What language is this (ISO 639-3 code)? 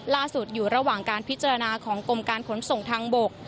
tha